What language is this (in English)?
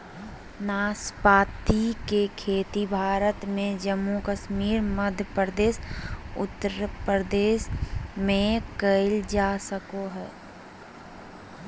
Magahi